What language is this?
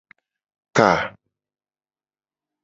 Gen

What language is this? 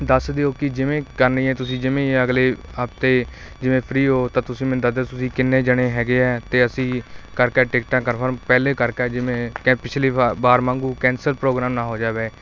Punjabi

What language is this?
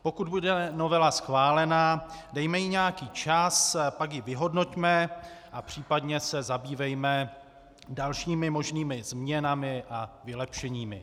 Czech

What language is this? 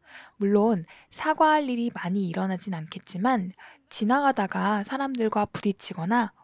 Korean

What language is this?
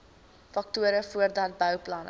Afrikaans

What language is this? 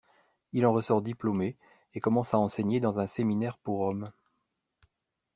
French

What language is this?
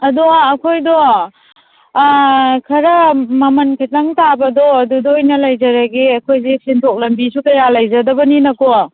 Manipuri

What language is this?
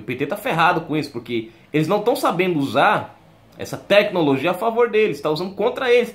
Portuguese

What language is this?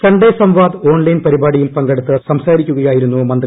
Malayalam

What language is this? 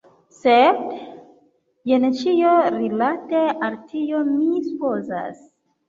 Esperanto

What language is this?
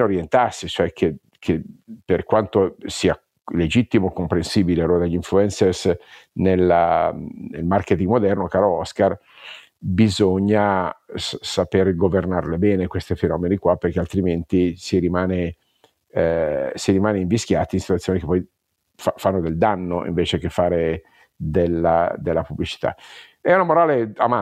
Italian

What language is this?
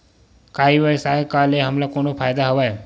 Chhattisgarhi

